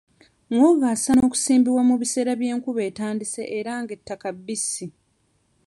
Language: Ganda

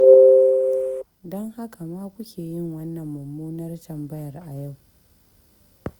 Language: Hausa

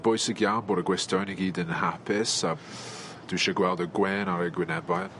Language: Welsh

